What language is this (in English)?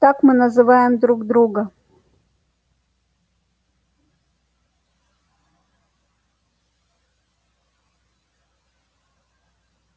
Russian